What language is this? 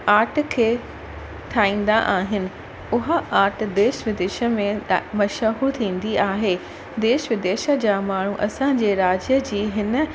Sindhi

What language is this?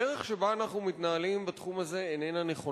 Hebrew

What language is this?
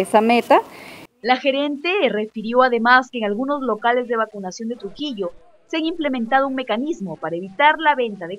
Spanish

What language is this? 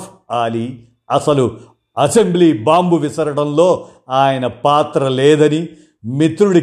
Telugu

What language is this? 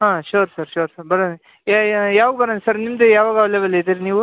Kannada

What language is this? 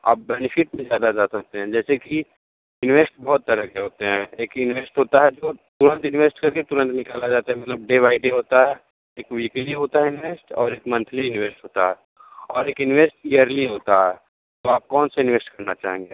Hindi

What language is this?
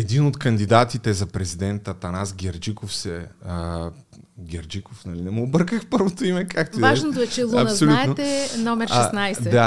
Bulgarian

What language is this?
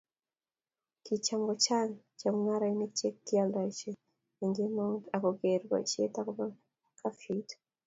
Kalenjin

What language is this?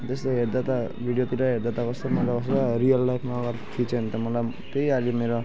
Nepali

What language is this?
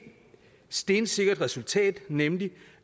Danish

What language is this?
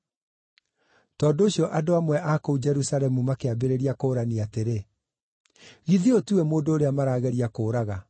Kikuyu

